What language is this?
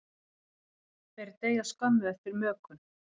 Icelandic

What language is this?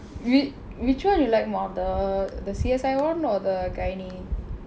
English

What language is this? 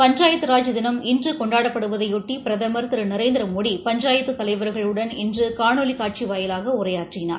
Tamil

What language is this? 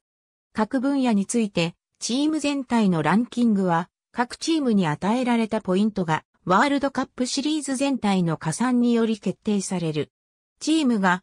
Japanese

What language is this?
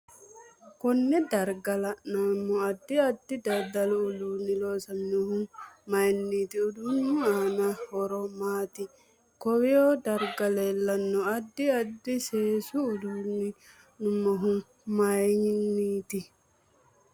Sidamo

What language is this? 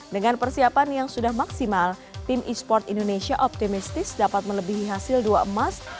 Indonesian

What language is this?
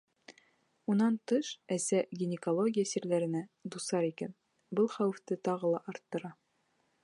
Bashkir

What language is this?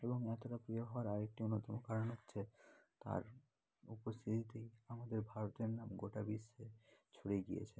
Bangla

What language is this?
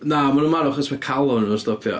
Welsh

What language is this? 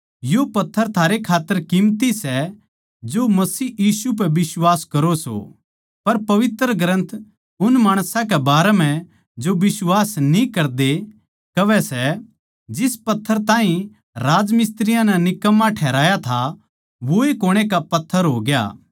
Haryanvi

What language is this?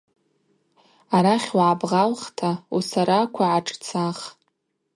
Abaza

